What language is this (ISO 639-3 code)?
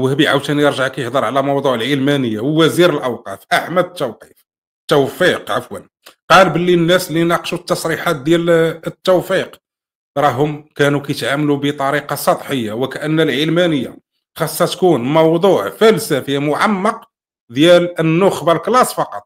ara